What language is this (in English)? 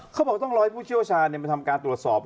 Thai